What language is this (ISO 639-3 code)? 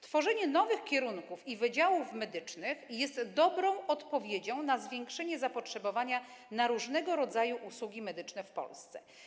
pol